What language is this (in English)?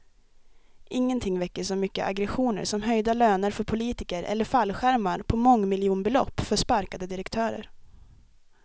Swedish